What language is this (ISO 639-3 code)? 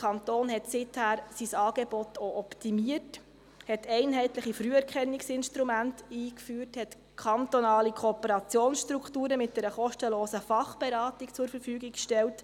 gsw